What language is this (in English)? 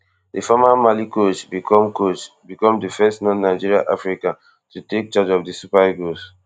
Nigerian Pidgin